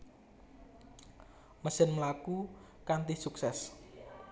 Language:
Javanese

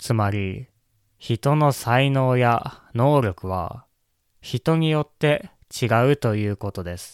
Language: Japanese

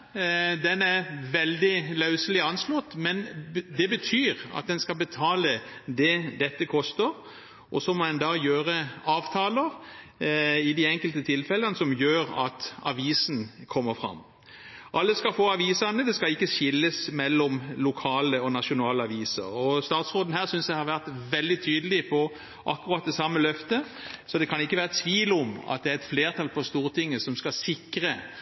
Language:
Norwegian Bokmål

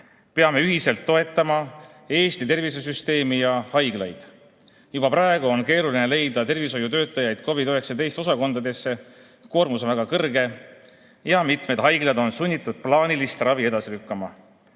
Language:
Estonian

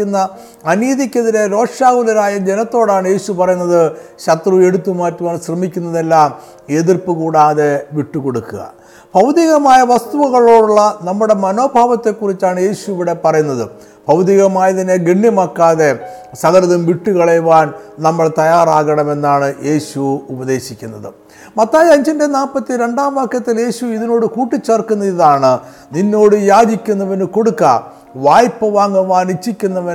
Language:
Malayalam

